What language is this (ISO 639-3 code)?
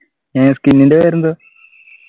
mal